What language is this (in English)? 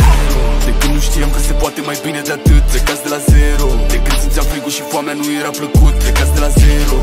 Romanian